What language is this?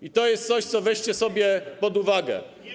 Polish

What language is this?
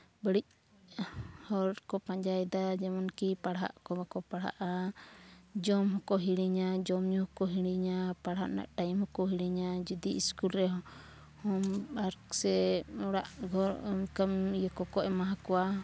Santali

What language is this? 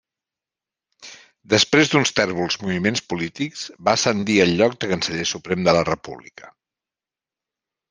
Catalan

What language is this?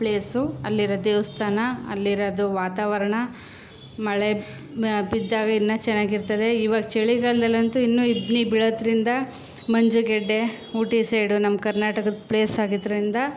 Kannada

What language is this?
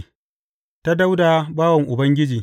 Hausa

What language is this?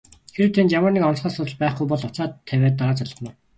Mongolian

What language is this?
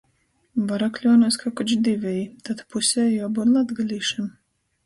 Latgalian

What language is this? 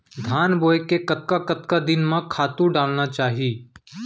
Chhattisgarhi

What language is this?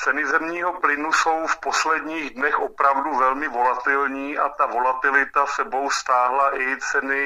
Czech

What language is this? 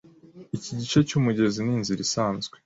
Kinyarwanda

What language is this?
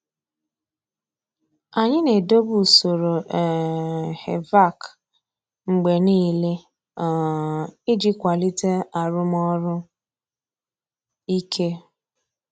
Igbo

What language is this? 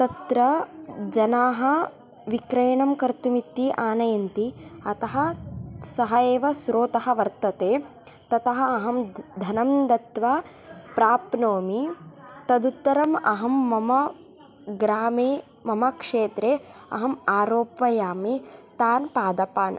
Sanskrit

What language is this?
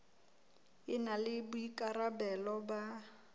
Southern Sotho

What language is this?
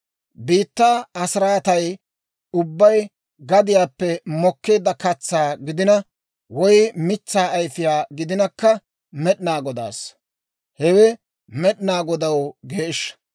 Dawro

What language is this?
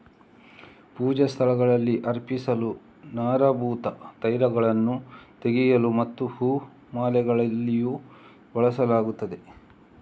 Kannada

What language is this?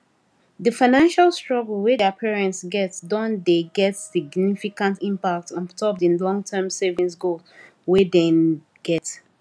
Nigerian Pidgin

